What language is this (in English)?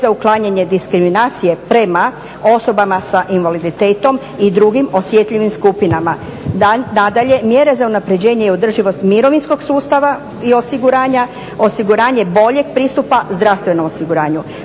Croatian